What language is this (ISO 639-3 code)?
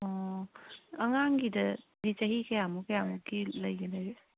mni